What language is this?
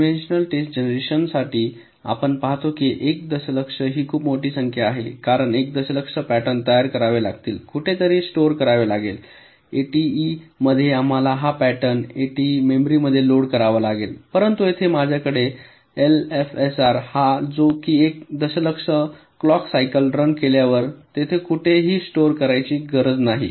Marathi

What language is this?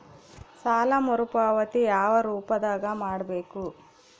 Kannada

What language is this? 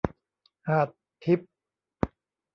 Thai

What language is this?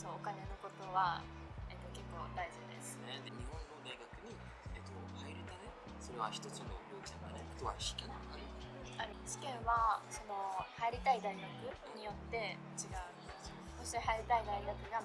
Japanese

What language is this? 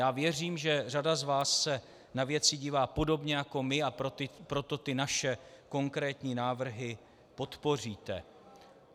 Czech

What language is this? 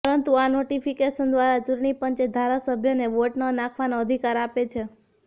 Gujarati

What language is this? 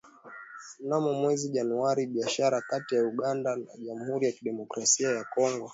Swahili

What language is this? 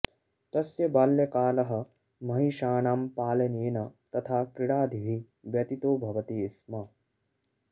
Sanskrit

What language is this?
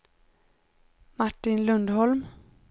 Swedish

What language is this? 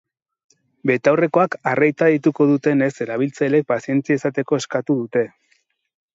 Basque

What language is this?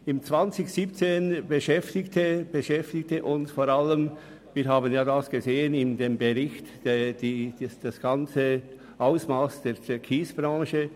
Swiss German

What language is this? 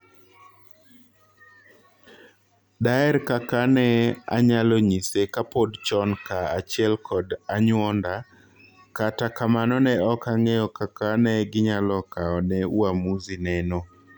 Luo (Kenya and Tanzania)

